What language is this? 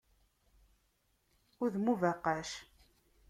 Kabyle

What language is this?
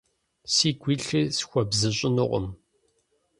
Kabardian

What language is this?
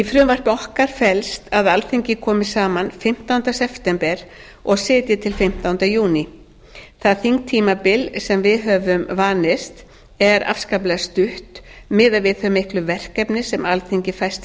Icelandic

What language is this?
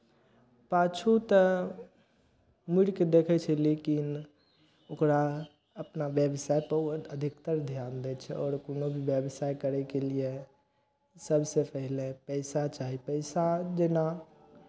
Maithili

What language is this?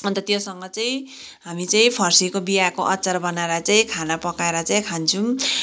Nepali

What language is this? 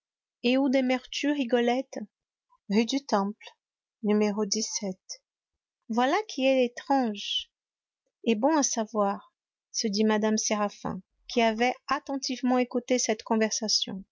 French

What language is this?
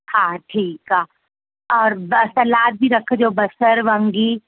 Sindhi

